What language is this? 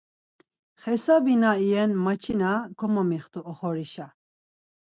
Laz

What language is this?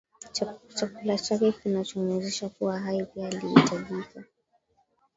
Swahili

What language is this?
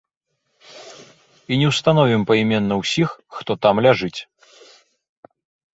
Belarusian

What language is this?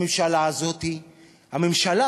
Hebrew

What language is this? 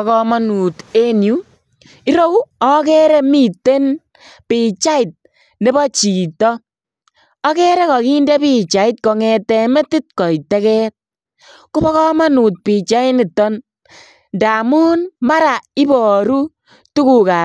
Kalenjin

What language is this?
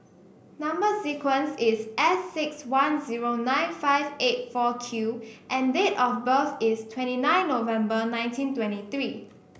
English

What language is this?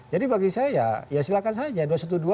Indonesian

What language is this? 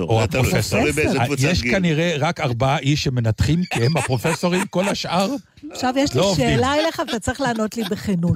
Hebrew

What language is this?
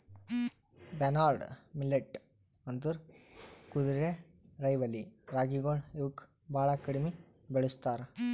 Kannada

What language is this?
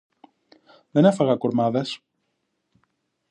Greek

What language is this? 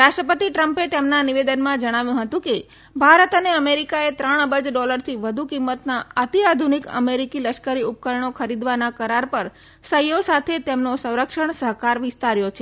Gujarati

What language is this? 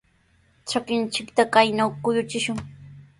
Sihuas Ancash Quechua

